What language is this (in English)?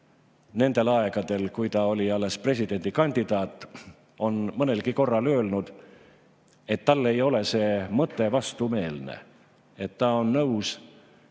Estonian